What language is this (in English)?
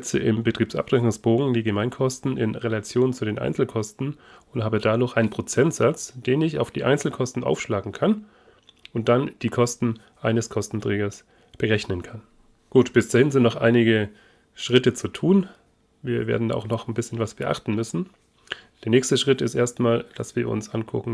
German